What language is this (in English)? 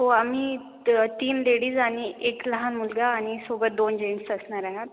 Marathi